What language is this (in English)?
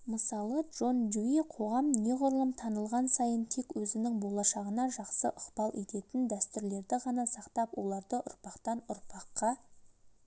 Kazakh